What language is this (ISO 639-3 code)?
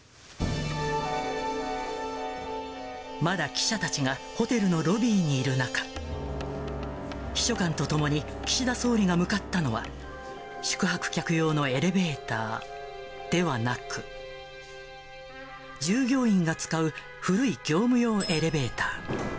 jpn